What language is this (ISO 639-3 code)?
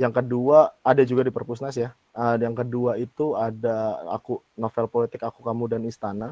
ind